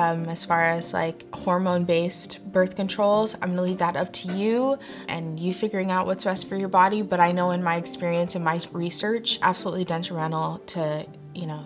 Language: English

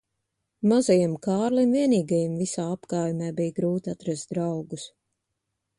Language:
Latvian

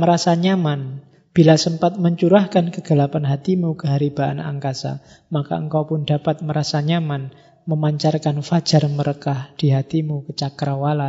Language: Indonesian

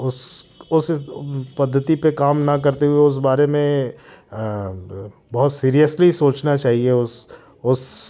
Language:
Hindi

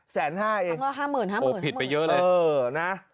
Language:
Thai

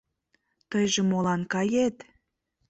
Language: Mari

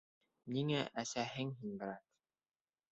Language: Bashkir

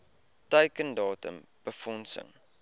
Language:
Afrikaans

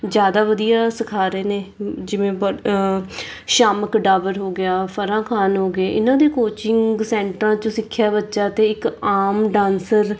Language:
Punjabi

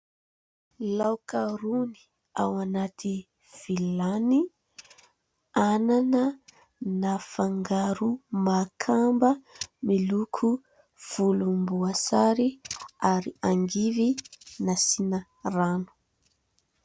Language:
Malagasy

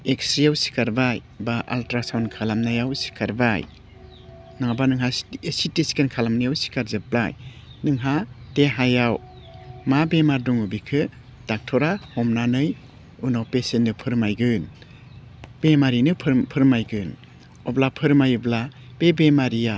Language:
Bodo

